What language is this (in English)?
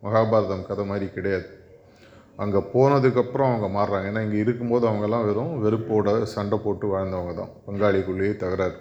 Tamil